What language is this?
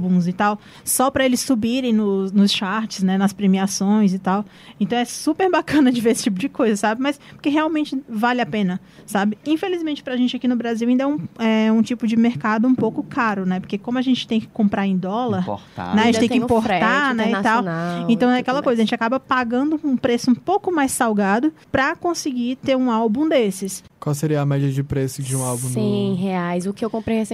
Portuguese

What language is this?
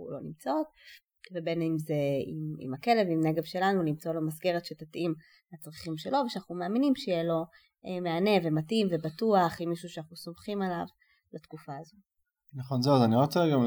Hebrew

